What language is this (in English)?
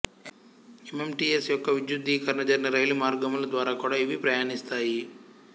Telugu